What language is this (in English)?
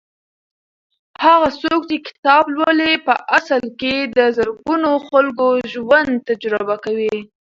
Pashto